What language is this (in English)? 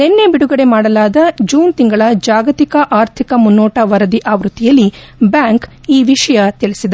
Kannada